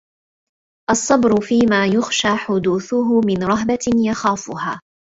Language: Arabic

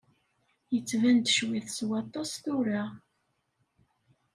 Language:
Kabyle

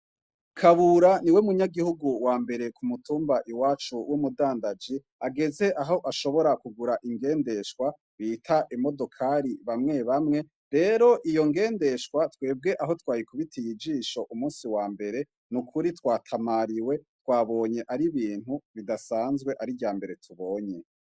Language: Rundi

